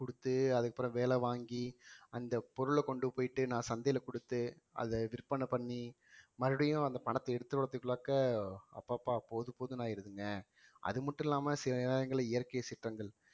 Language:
Tamil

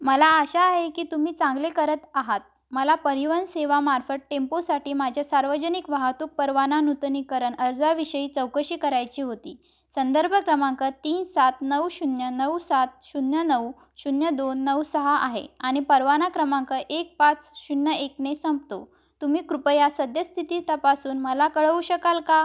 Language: Marathi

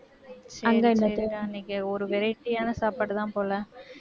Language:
Tamil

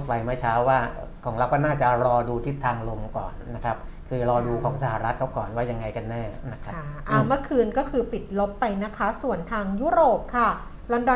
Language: Thai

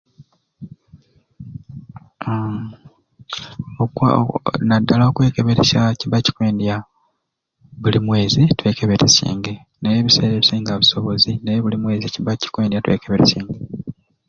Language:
Ruuli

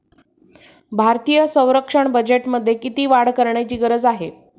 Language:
Marathi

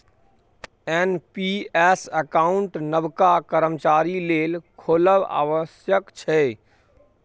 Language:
Maithili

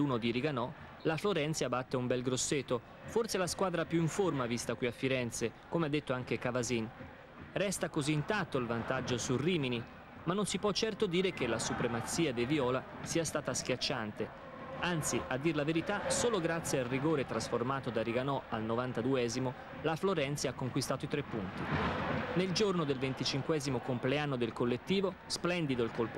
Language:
Italian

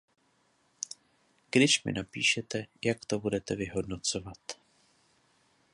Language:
Czech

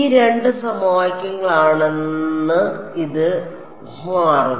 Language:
Malayalam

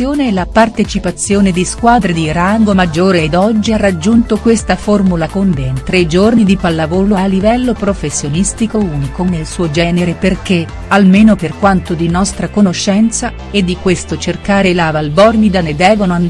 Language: Italian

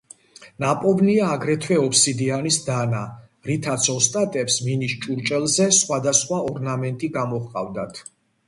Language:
Georgian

